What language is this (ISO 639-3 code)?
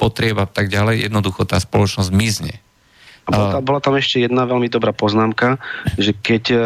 slk